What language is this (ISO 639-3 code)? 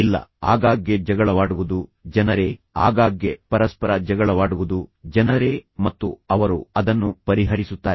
kan